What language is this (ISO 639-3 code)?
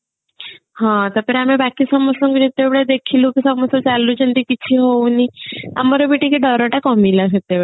ori